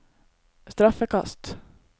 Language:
Norwegian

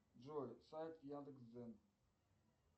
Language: Russian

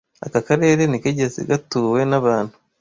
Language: Kinyarwanda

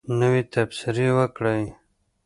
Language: Pashto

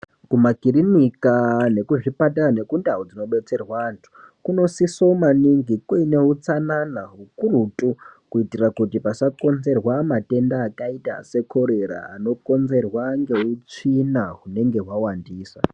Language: Ndau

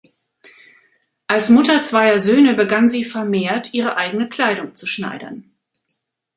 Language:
German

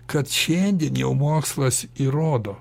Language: Lithuanian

